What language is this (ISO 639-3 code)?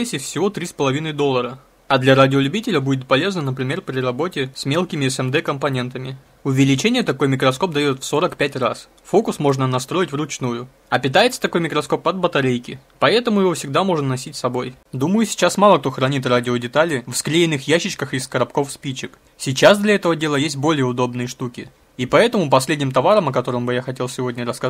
rus